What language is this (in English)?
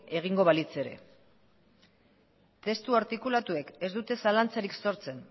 Basque